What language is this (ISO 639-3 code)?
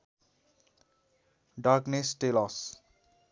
nep